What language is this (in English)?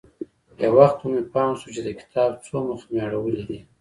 Pashto